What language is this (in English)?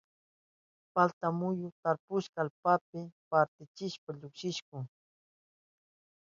Southern Pastaza Quechua